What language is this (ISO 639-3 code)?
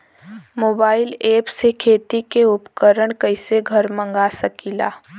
bho